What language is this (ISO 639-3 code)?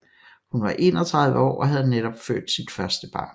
dan